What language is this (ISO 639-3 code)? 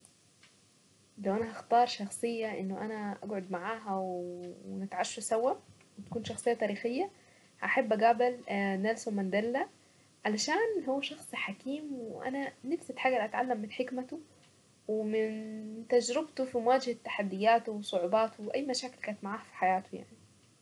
aec